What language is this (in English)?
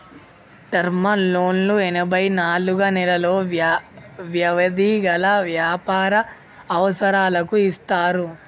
Telugu